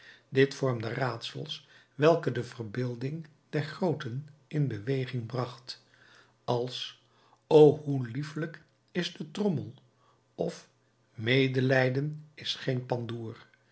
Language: Dutch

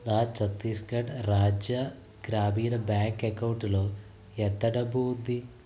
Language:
Telugu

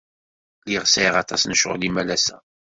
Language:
Kabyle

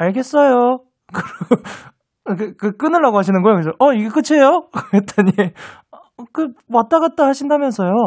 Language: Korean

